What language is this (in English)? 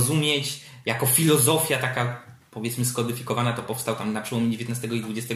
Polish